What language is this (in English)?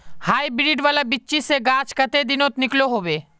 Magahi